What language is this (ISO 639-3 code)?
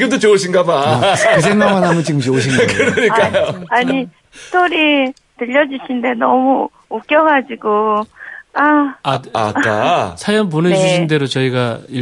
kor